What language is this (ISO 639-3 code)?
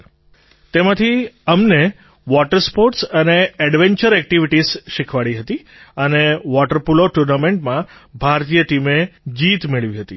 guj